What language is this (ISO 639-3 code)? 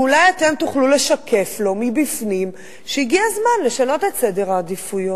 heb